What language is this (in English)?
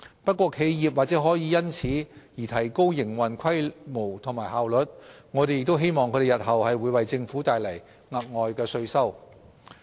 Cantonese